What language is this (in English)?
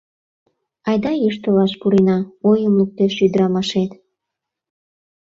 Mari